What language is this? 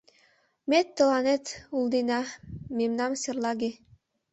Mari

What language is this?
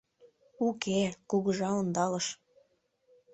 Mari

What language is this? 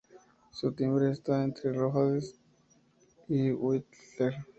Spanish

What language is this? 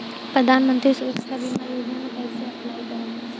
Bhojpuri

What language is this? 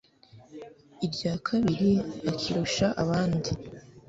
Kinyarwanda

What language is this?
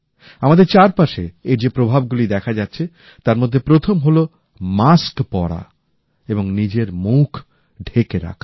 Bangla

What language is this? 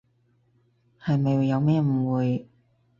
Cantonese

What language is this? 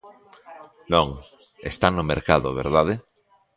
Galician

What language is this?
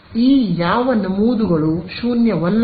Kannada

